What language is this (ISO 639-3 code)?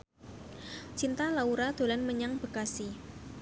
jav